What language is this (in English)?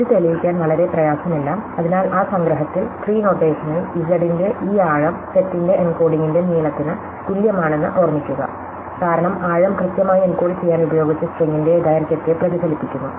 Malayalam